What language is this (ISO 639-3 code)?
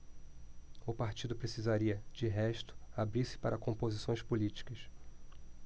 por